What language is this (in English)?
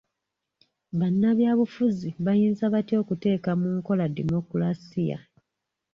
Ganda